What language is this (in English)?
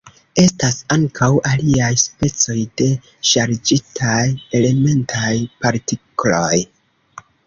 Esperanto